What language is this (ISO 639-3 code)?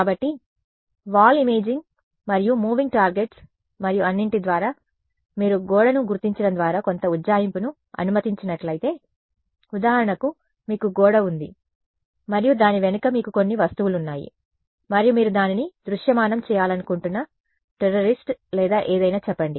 tel